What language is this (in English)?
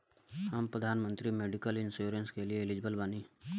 Bhojpuri